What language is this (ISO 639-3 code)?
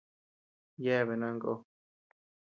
cux